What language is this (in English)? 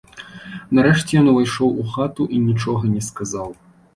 Belarusian